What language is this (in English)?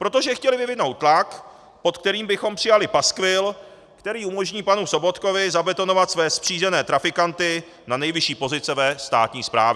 Czech